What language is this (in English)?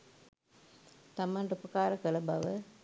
Sinhala